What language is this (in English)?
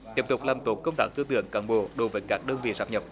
Vietnamese